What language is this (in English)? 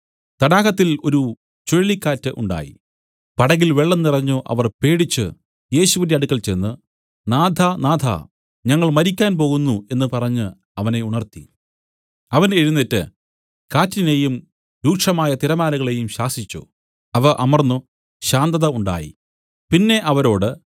Malayalam